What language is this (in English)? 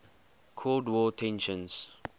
English